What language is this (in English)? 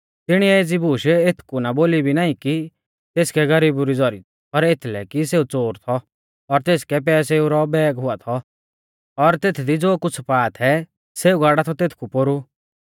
Mahasu Pahari